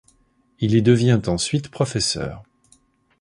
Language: French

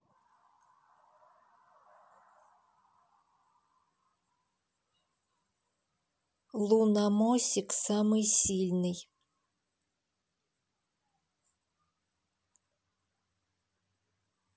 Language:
Russian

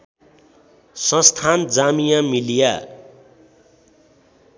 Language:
Nepali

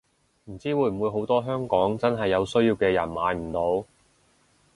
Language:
Cantonese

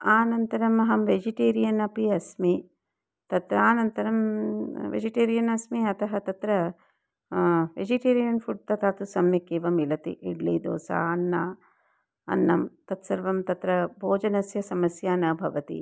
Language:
Sanskrit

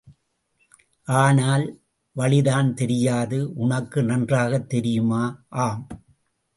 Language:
Tamil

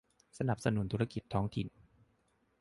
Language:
Thai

